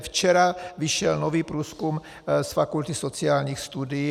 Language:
Czech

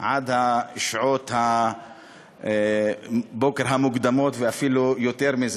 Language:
Hebrew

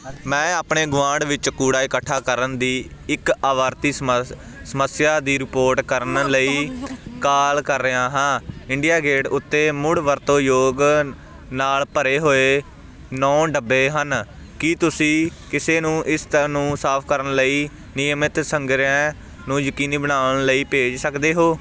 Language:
Punjabi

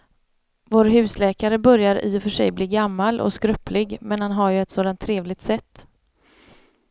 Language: Swedish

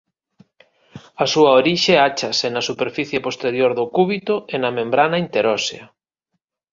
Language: Galician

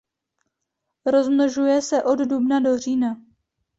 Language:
Czech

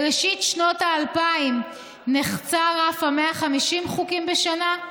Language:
Hebrew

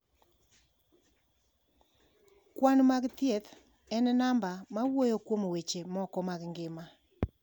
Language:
Luo (Kenya and Tanzania)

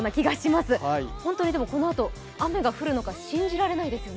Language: Japanese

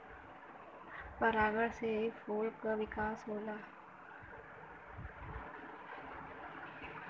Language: Bhojpuri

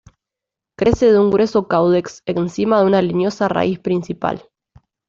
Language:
Spanish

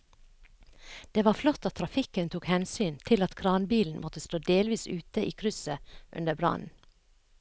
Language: Norwegian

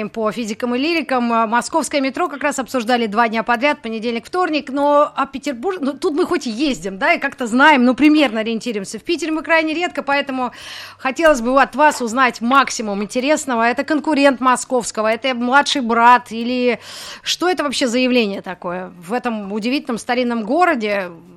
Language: Russian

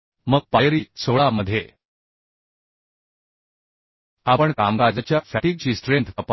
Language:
Marathi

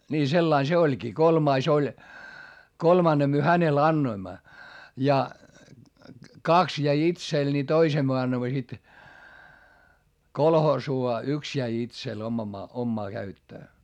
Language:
Finnish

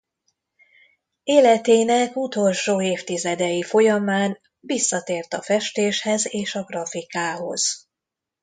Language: Hungarian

